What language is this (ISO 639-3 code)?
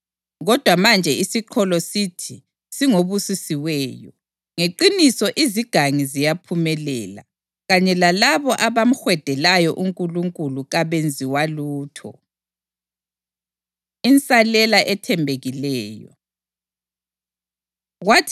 nde